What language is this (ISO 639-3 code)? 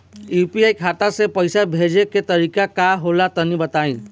bho